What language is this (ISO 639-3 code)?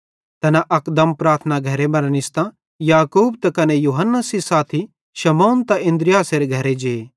bhd